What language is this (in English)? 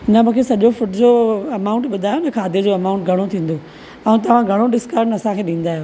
Sindhi